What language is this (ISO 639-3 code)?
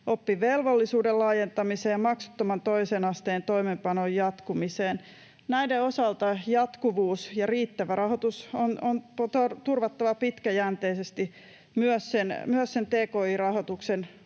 fin